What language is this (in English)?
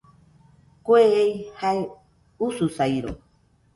Nüpode Huitoto